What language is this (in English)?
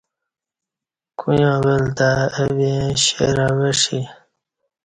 Kati